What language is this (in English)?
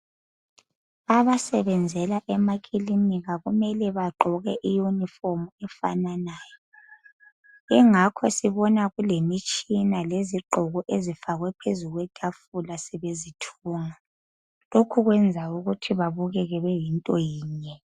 North Ndebele